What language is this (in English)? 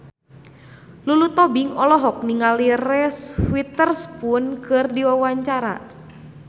Sundanese